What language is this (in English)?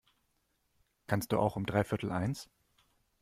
German